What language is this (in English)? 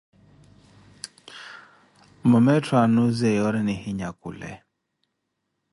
Koti